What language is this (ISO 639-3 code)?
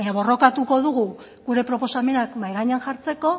eus